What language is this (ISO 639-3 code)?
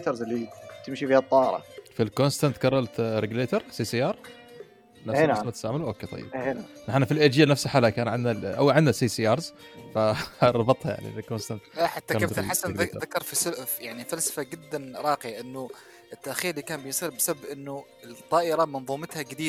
ara